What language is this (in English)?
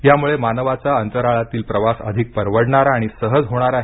Marathi